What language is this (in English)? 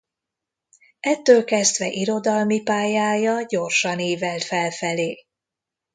Hungarian